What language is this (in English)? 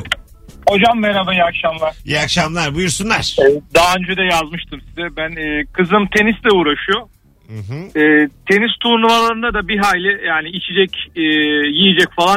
Turkish